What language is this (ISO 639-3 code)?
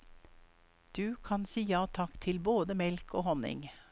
nor